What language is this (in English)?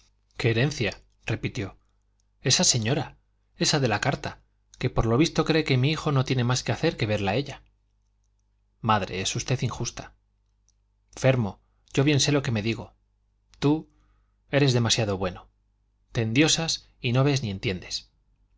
Spanish